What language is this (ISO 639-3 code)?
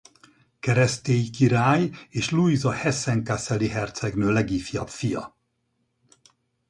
hun